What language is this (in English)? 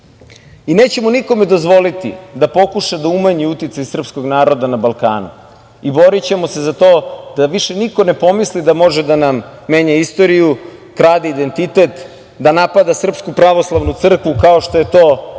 Serbian